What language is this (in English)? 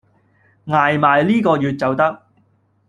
Cantonese